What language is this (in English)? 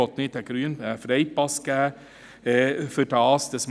Swiss German